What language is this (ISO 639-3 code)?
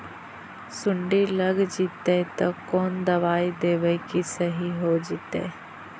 mag